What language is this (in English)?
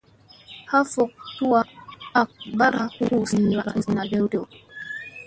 Musey